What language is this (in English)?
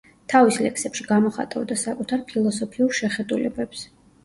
Georgian